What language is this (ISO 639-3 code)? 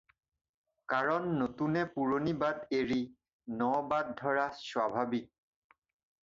asm